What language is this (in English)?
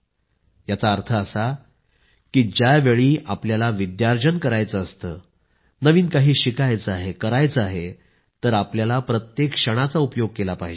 Marathi